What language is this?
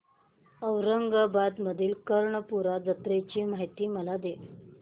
Marathi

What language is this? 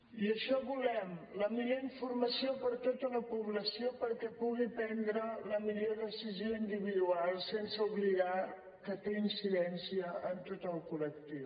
Catalan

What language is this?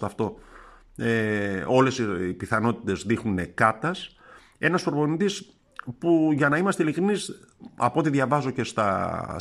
Greek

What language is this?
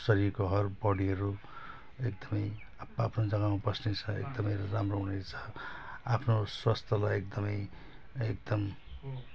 Nepali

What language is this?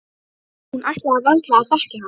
Icelandic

